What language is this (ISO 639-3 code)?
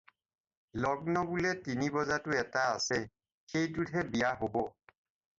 asm